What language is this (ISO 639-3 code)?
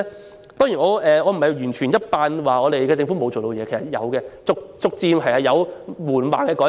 yue